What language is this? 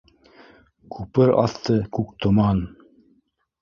Bashkir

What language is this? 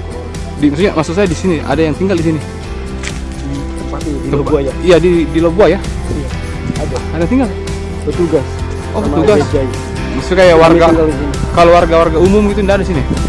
Indonesian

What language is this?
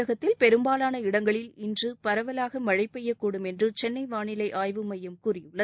Tamil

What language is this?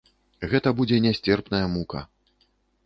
Belarusian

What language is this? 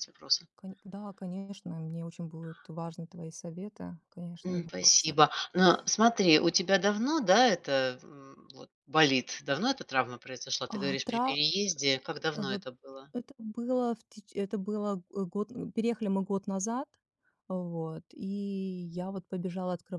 Russian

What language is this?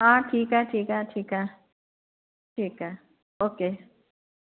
Sindhi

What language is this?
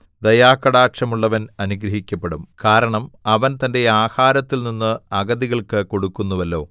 Malayalam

